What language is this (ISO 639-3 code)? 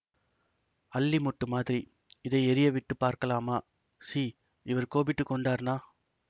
tam